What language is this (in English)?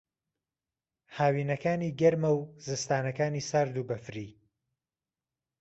Central Kurdish